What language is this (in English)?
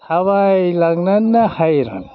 Bodo